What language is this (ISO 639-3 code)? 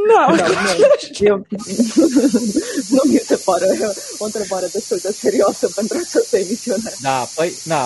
ron